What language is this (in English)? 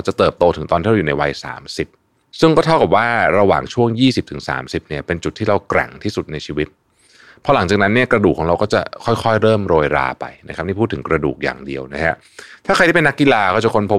Thai